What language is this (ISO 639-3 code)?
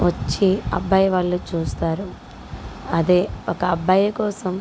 tel